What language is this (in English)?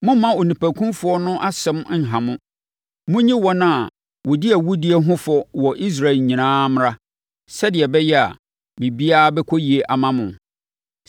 Akan